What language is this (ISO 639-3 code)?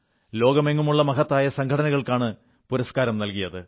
mal